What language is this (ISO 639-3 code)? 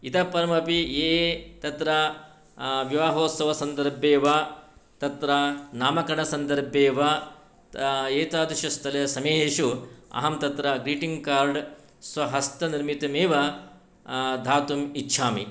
san